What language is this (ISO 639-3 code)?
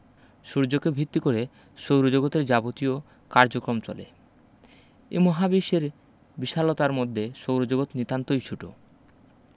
ben